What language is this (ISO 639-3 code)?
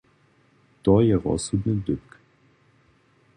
hsb